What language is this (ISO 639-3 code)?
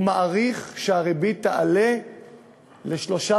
heb